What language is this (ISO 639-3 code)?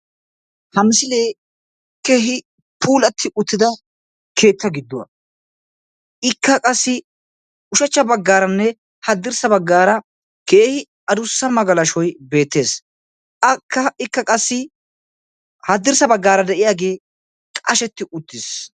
wal